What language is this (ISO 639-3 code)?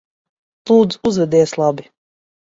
lav